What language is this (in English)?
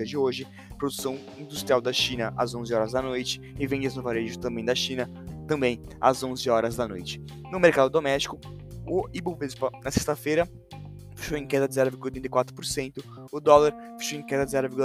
Portuguese